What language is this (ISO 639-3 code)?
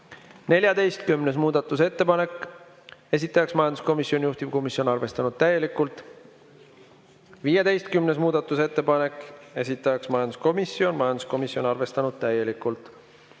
est